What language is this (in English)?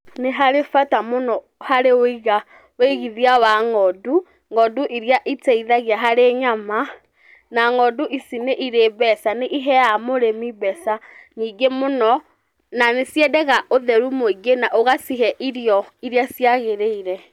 Kikuyu